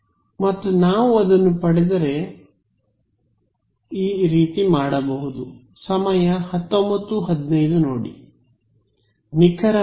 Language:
Kannada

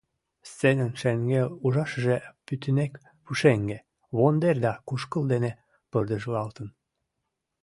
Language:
Mari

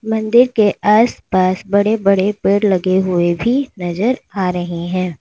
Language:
Hindi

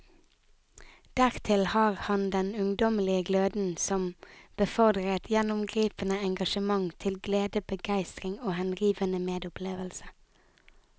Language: Norwegian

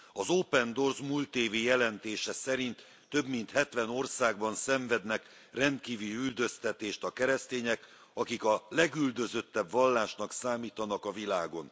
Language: Hungarian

